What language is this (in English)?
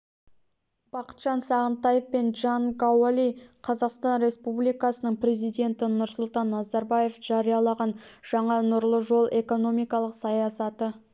Kazakh